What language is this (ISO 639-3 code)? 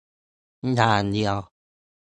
tha